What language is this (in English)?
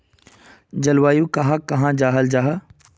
Magahi